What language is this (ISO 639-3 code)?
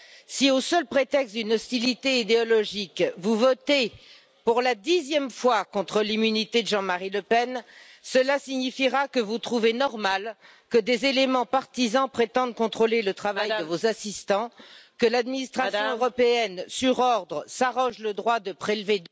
fra